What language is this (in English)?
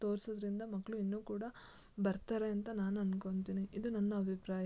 Kannada